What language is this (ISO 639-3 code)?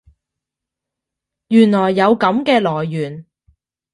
yue